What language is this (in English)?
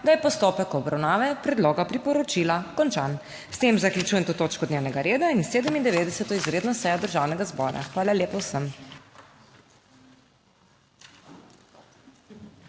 Slovenian